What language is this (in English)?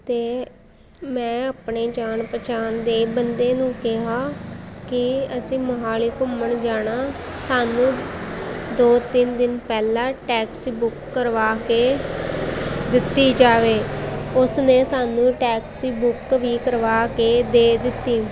Punjabi